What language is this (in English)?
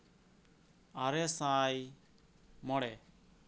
Santali